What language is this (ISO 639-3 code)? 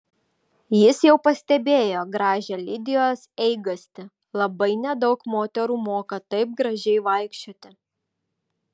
lit